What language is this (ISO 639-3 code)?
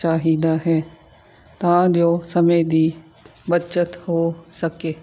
pan